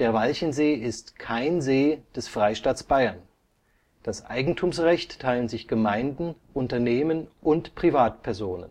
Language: German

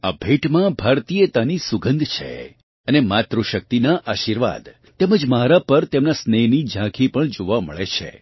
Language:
Gujarati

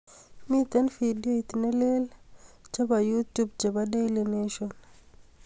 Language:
Kalenjin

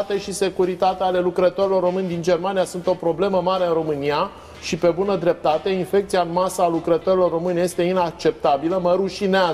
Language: Romanian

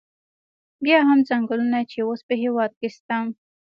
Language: Pashto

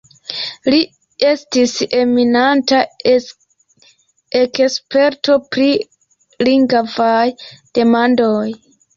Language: Esperanto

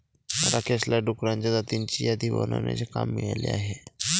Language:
Marathi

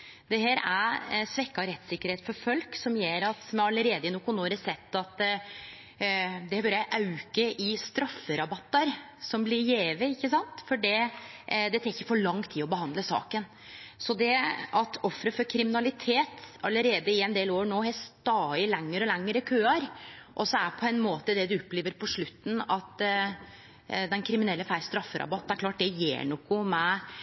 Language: Norwegian Nynorsk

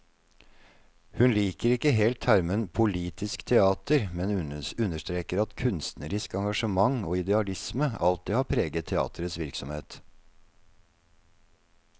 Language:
Norwegian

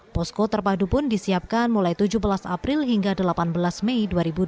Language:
Indonesian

